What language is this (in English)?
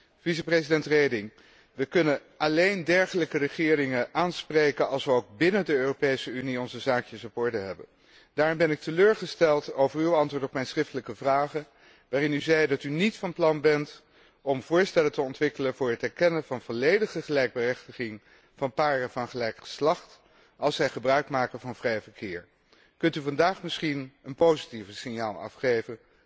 Dutch